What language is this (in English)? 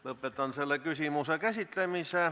Estonian